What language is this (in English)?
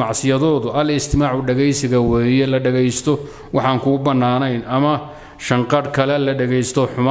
Arabic